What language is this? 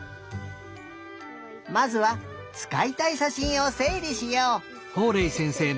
Japanese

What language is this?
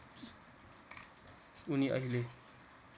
Nepali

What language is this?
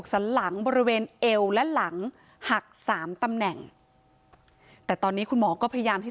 Thai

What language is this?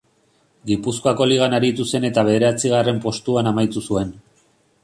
Basque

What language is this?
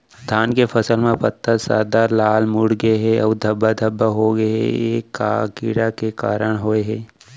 Chhattisgarhi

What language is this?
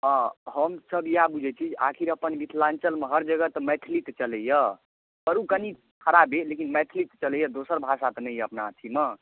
Maithili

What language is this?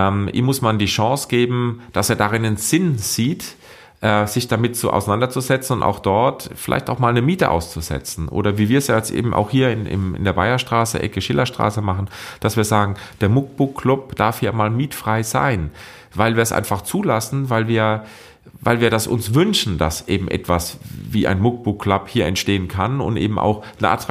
German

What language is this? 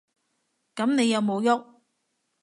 Cantonese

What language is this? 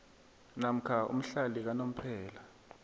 South Ndebele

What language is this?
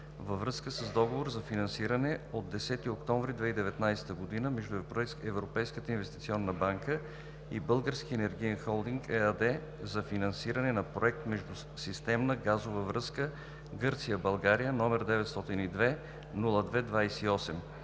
Bulgarian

